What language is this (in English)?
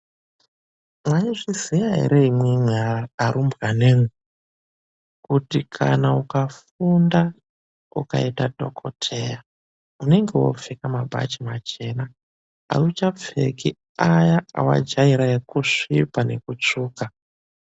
Ndau